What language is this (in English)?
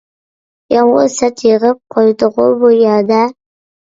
Uyghur